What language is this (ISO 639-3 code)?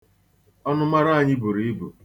ibo